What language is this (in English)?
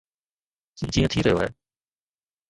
Sindhi